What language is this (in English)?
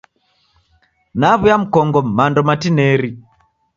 Taita